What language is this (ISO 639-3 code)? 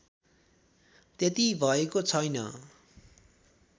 nep